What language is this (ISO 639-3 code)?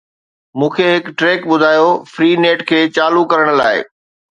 snd